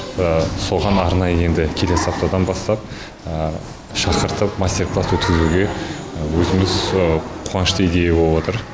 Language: Kazakh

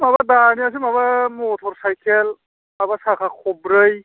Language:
Bodo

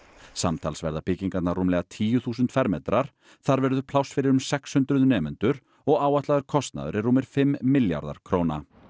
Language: Icelandic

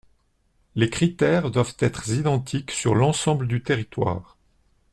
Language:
French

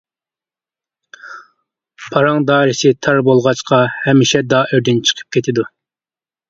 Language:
Uyghur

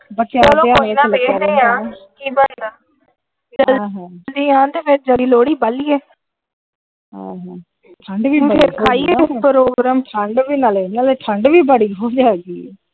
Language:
Punjabi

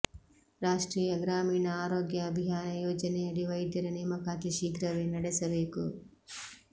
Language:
Kannada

